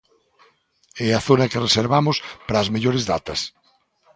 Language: Galician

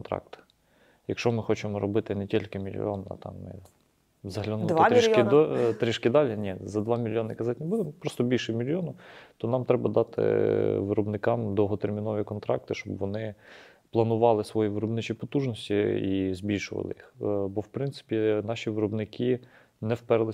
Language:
Ukrainian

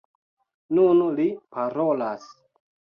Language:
Esperanto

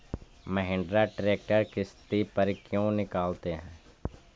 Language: Magahi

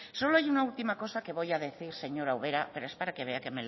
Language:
Spanish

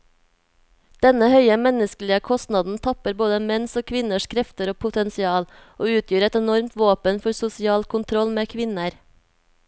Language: Norwegian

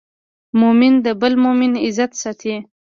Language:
Pashto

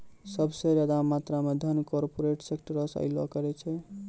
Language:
Maithili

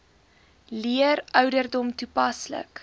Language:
Afrikaans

